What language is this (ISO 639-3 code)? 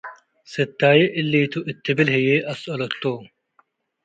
tig